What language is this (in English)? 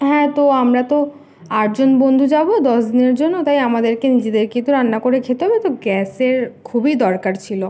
Bangla